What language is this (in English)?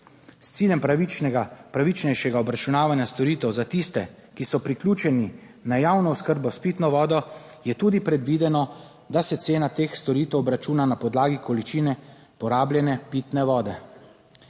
Slovenian